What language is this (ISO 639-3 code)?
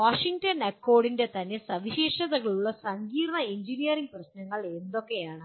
mal